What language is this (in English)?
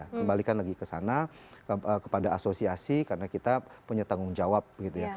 Indonesian